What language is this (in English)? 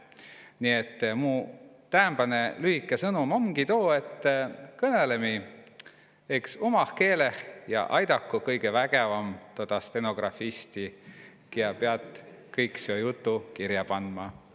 Estonian